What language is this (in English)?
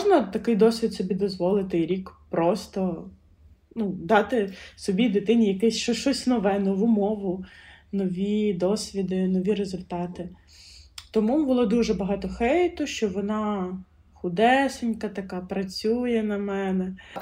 Ukrainian